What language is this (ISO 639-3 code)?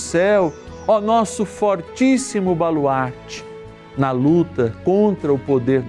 por